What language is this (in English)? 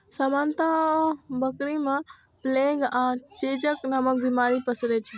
Maithili